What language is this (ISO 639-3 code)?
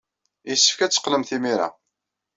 kab